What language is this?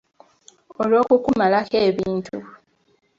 Ganda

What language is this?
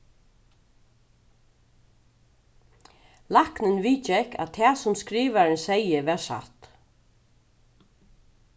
Faroese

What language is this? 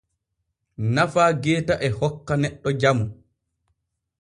Borgu Fulfulde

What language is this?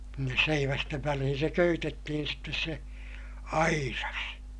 Finnish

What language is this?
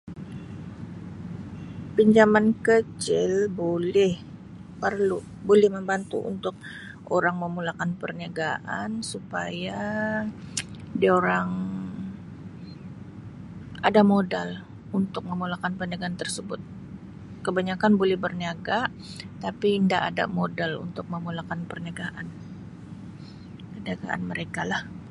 Sabah Malay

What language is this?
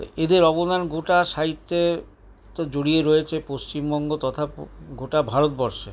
Bangla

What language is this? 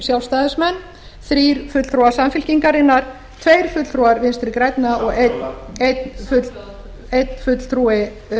Icelandic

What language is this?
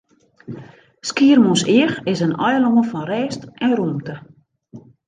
Western Frisian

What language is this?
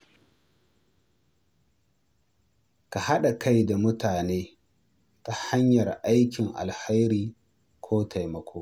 Hausa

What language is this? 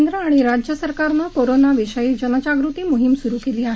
Marathi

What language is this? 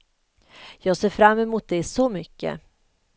Swedish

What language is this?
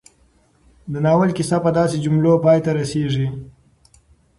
Pashto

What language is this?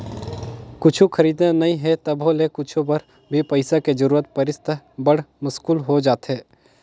Chhattisgarhi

